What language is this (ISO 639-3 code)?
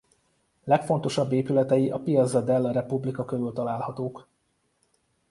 hun